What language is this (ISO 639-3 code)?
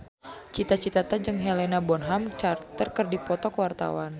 sun